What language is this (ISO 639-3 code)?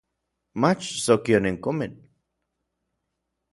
nlv